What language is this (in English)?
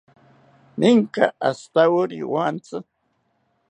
South Ucayali Ashéninka